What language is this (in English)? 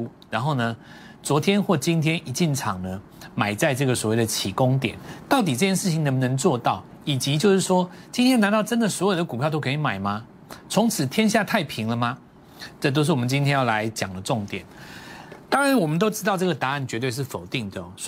Chinese